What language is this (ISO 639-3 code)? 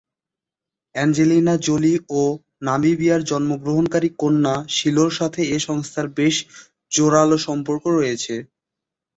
ben